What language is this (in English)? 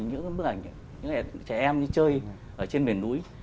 Vietnamese